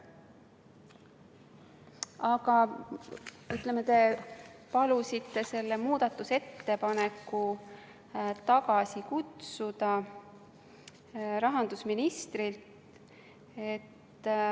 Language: Estonian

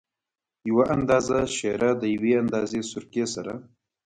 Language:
Pashto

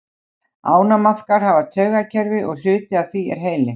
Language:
Icelandic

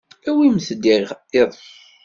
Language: Kabyle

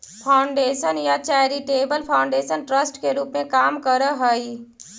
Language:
Magahi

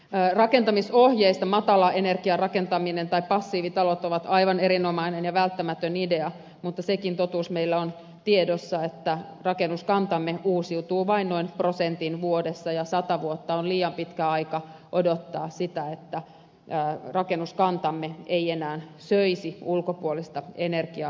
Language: Finnish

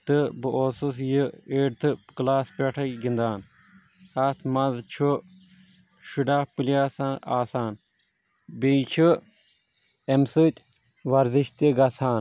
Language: Kashmiri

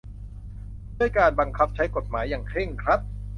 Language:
Thai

